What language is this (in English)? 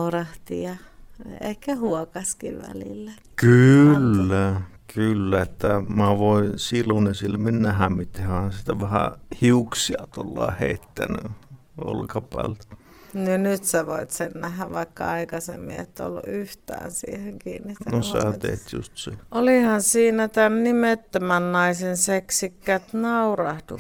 Finnish